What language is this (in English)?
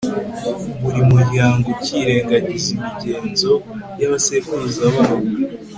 Kinyarwanda